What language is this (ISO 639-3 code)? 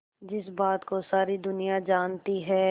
hin